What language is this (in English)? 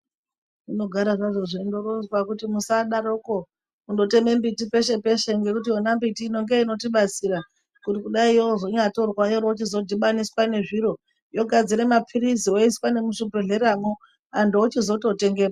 Ndau